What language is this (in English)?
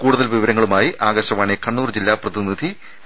Malayalam